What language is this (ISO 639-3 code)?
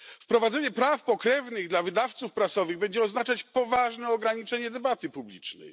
pol